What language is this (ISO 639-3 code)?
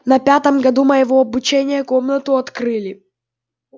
rus